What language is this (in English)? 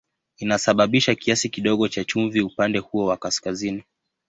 Swahili